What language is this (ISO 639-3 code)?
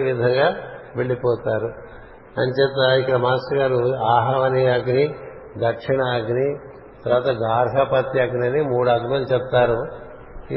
tel